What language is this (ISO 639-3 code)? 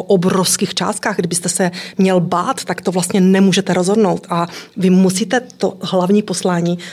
ces